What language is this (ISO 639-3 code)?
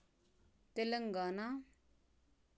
kas